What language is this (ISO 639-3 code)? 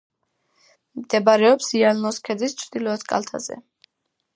kat